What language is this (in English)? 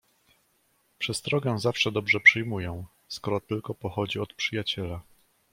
Polish